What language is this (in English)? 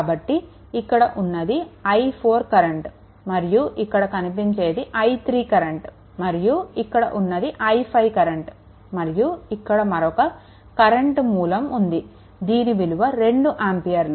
Telugu